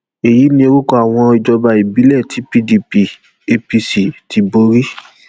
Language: Yoruba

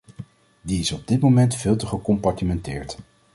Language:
Dutch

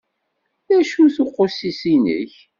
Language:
Kabyle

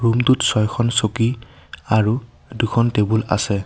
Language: Assamese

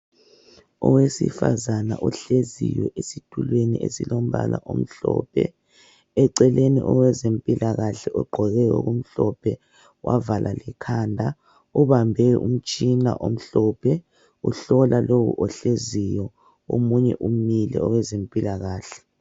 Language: North Ndebele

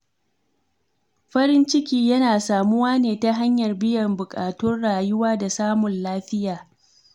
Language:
Hausa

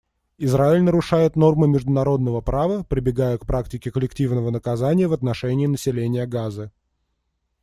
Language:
Russian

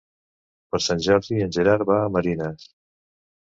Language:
Catalan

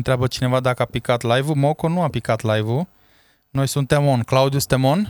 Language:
Romanian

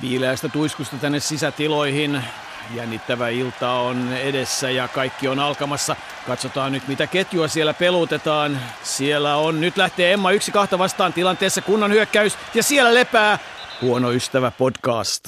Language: Finnish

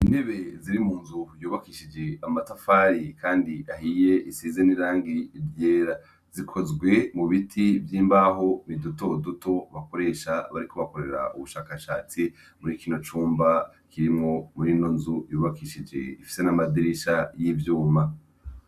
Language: Rundi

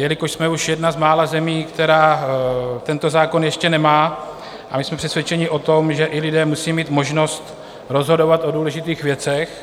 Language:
Czech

